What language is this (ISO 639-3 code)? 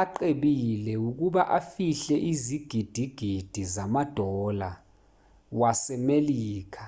zul